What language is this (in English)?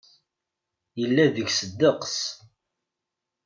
Kabyle